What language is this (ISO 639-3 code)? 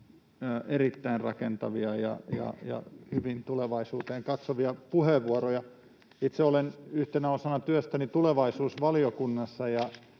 fin